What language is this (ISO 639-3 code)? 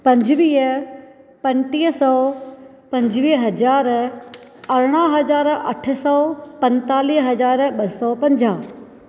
snd